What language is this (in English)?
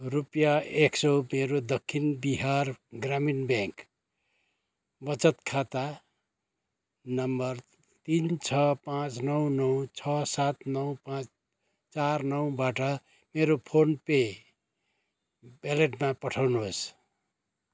Nepali